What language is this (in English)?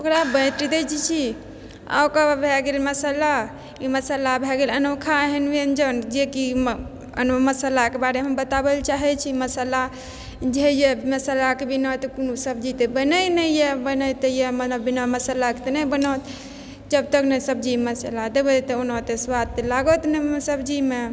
Maithili